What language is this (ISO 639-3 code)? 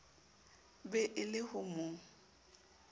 sot